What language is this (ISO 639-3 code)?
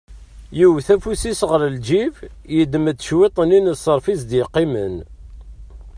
kab